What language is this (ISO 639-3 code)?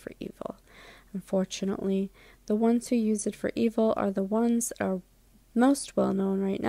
eng